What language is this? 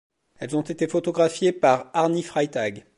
French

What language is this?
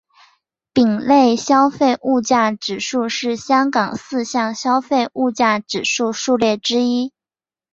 Chinese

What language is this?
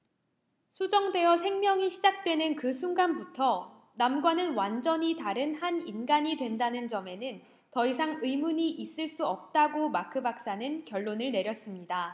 Korean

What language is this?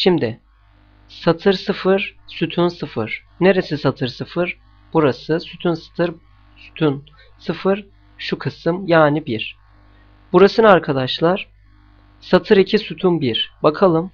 Turkish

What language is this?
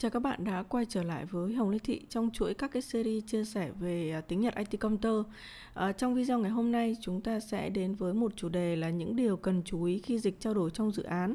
Vietnamese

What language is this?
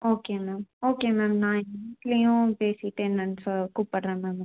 Tamil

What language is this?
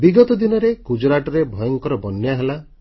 Odia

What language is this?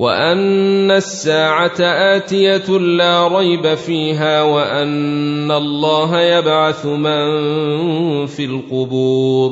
Arabic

